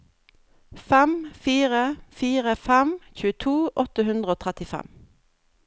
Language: Norwegian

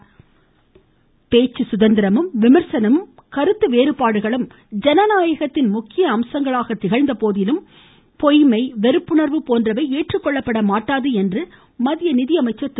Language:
Tamil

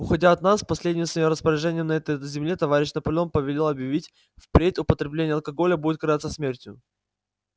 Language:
Russian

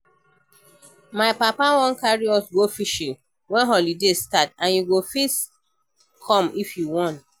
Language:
Nigerian Pidgin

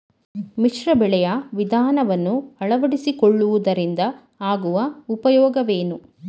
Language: Kannada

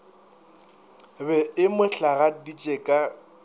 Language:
Northern Sotho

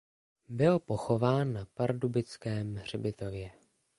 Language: Czech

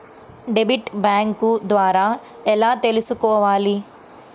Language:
Telugu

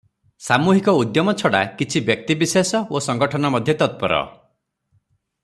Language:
Odia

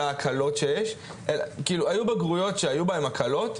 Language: Hebrew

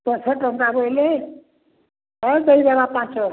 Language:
Odia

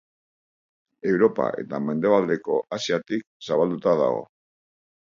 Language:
Basque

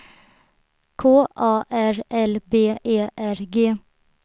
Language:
Swedish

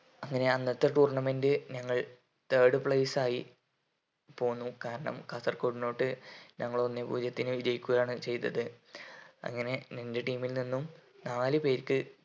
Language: Malayalam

